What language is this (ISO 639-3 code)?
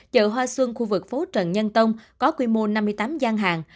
vie